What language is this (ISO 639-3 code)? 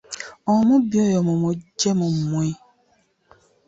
lug